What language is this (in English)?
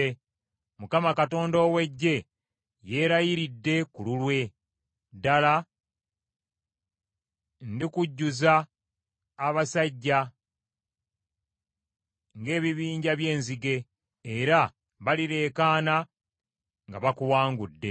Ganda